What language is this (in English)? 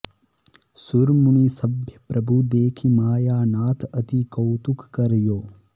Sanskrit